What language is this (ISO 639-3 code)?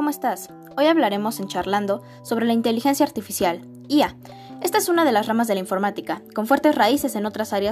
spa